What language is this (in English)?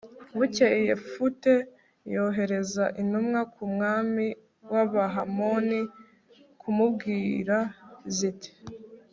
Kinyarwanda